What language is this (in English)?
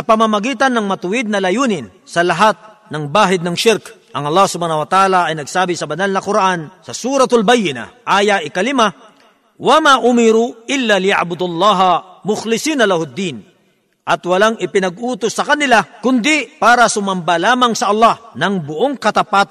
Filipino